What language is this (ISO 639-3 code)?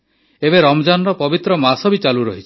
ori